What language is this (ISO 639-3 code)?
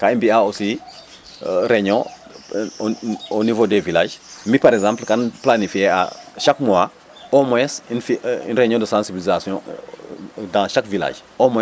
srr